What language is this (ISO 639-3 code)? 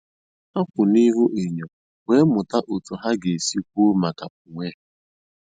ibo